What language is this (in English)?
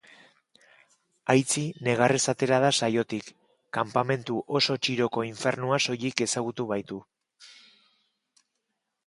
Basque